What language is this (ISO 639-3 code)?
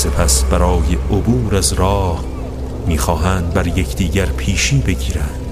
fas